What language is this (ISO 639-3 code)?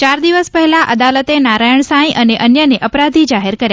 guj